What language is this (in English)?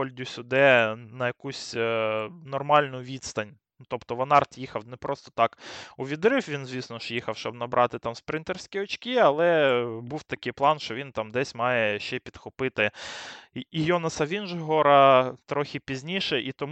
Ukrainian